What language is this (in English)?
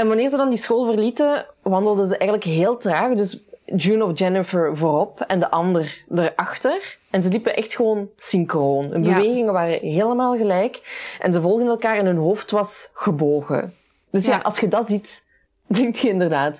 Dutch